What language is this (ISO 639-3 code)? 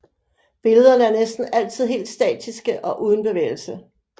dan